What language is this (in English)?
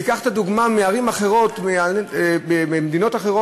Hebrew